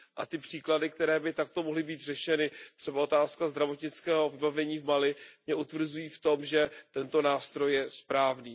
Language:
Czech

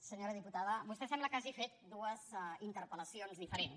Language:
Catalan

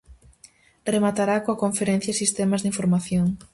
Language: Galician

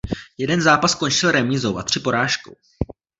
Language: Czech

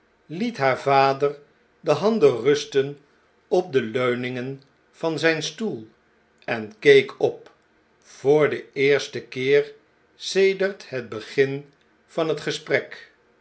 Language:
Dutch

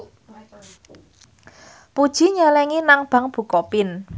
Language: Javanese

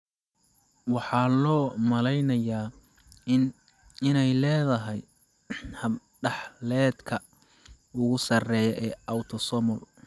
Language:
Somali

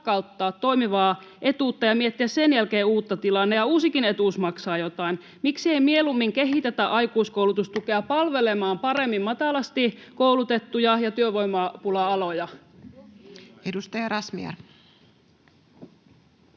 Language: Finnish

